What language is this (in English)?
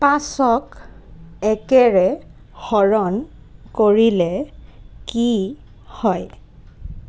Assamese